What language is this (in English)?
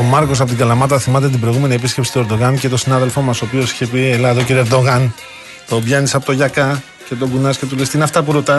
Greek